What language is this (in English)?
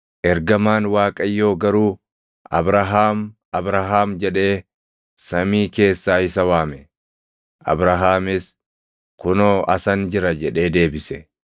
Oromo